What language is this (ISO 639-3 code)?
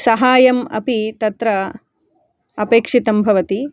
san